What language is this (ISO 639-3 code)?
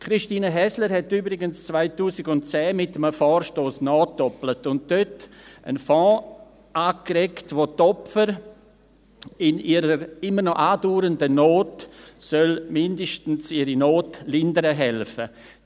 gsw